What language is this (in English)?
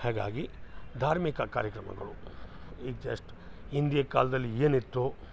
Kannada